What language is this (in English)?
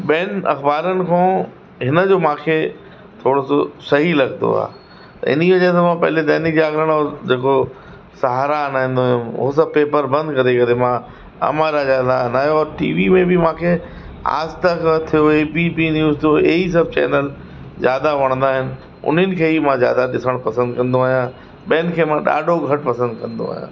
Sindhi